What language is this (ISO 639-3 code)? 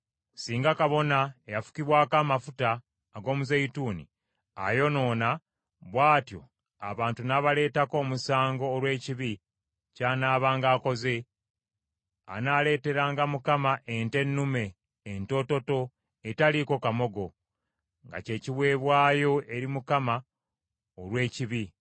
lug